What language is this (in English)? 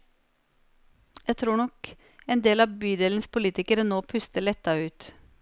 Norwegian